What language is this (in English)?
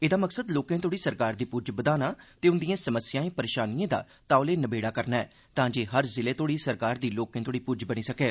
Dogri